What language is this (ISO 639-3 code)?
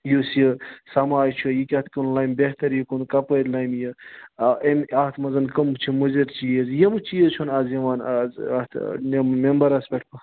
kas